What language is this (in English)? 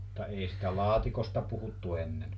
Finnish